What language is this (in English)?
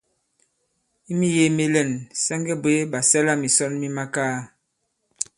Bankon